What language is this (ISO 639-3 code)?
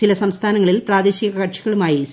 mal